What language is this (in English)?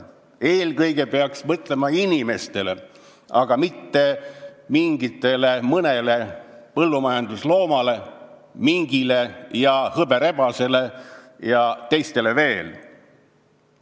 Estonian